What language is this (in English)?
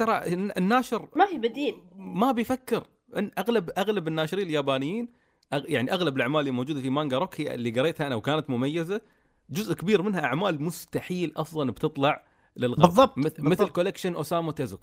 Arabic